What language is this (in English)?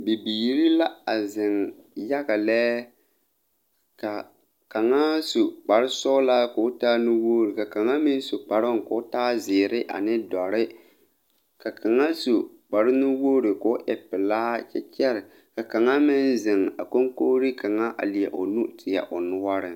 Southern Dagaare